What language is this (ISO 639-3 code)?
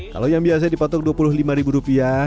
ind